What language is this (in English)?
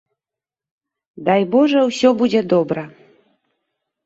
Belarusian